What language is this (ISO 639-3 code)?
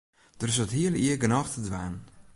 fry